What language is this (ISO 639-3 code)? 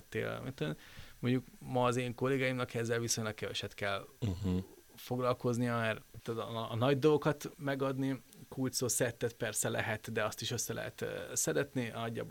hun